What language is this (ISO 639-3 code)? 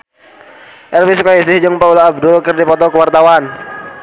sun